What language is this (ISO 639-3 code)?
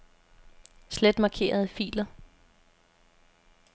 dan